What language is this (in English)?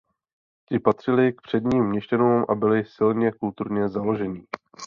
Czech